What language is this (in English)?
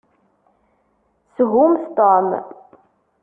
Kabyle